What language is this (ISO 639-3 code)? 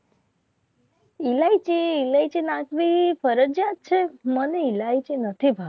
guj